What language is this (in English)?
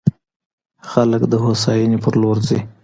Pashto